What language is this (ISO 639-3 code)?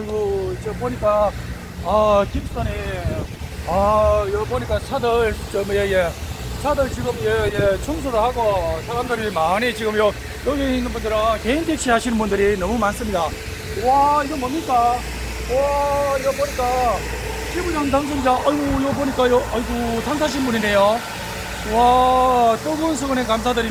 kor